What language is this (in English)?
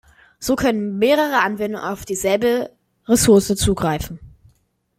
German